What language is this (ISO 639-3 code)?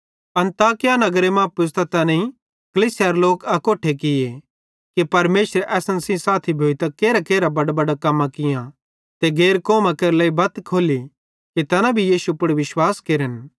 bhd